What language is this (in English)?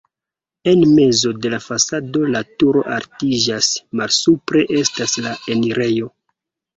Esperanto